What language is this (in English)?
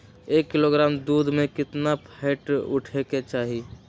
Magahi